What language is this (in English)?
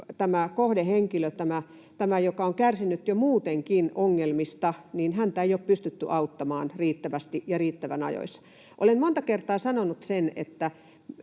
Finnish